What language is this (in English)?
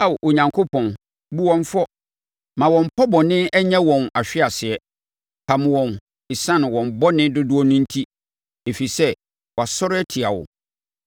Akan